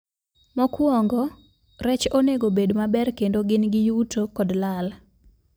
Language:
Luo (Kenya and Tanzania)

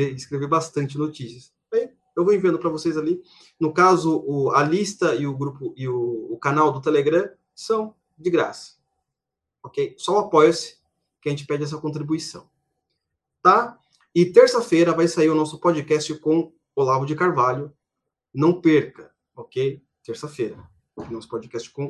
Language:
Portuguese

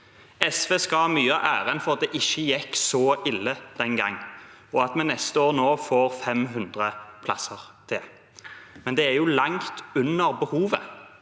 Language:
Norwegian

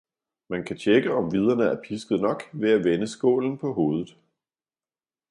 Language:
Danish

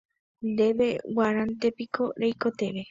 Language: Guarani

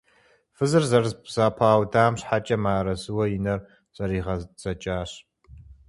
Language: Kabardian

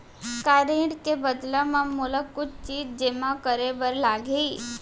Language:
Chhattisgarhi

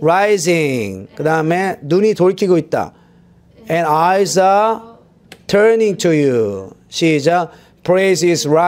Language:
Korean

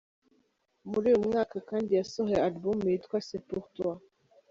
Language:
Kinyarwanda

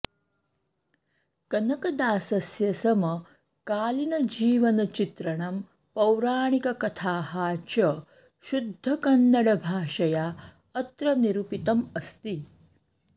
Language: Sanskrit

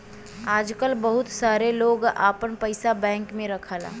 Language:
Bhojpuri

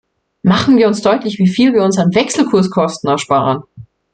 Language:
German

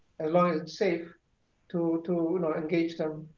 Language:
English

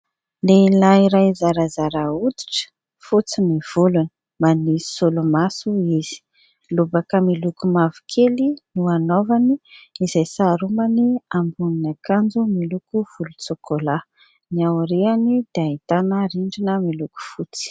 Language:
Malagasy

